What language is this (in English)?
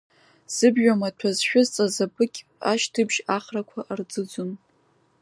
Abkhazian